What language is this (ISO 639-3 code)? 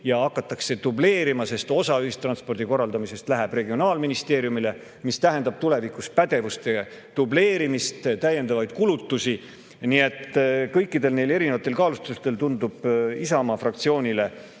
est